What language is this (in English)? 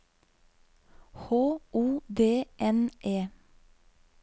Norwegian